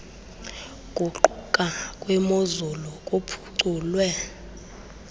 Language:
Xhosa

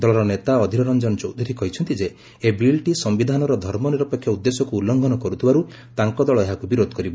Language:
Odia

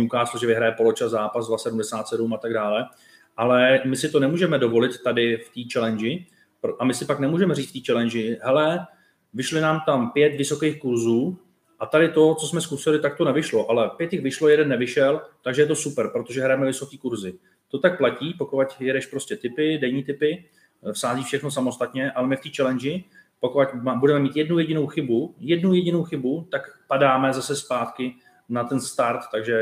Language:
Czech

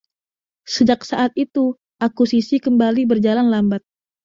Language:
Indonesian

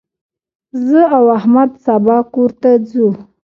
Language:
Pashto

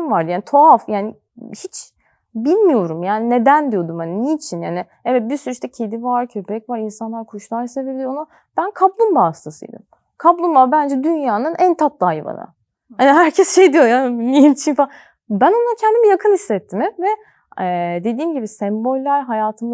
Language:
Turkish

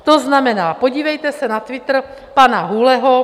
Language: Czech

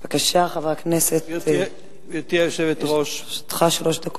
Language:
Hebrew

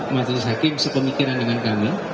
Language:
Indonesian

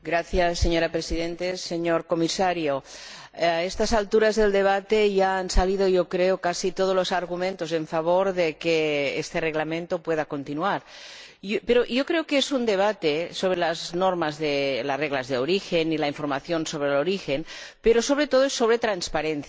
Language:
Spanish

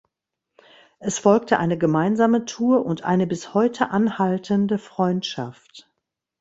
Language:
German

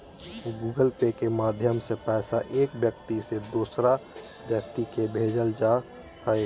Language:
Magahi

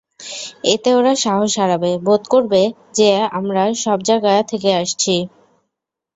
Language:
Bangla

